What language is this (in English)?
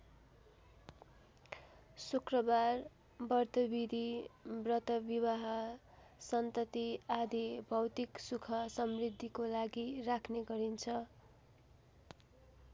Nepali